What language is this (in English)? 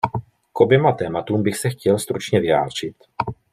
Czech